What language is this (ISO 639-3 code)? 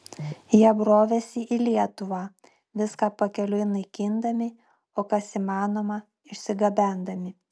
lit